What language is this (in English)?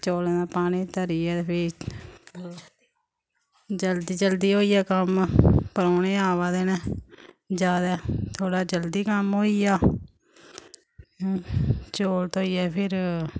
Dogri